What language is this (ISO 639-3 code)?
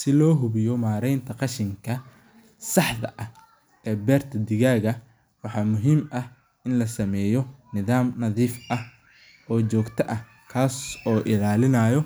som